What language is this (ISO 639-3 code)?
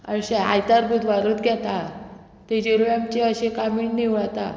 kok